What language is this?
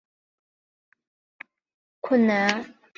Chinese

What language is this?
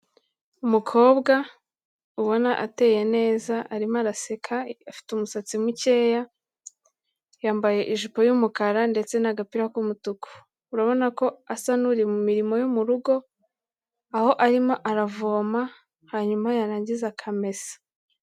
Kinyarwanda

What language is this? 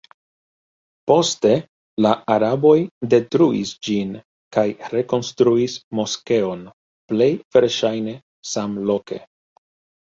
Esperanto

